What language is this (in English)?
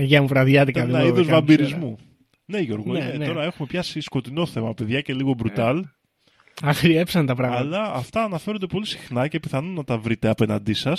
Greek